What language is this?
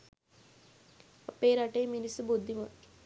Sinhala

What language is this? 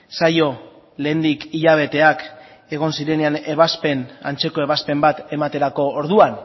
Basque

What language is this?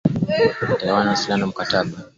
Swahili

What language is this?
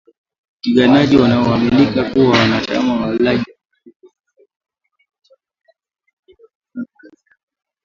Swahili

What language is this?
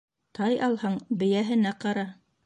Bashkir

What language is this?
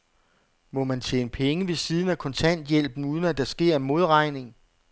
Danish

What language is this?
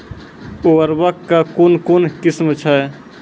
Maithili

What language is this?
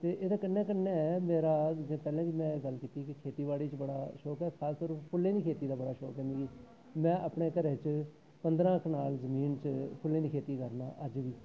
Dogri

